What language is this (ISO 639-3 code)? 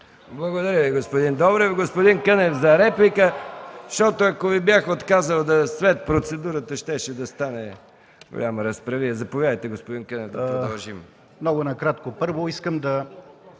bul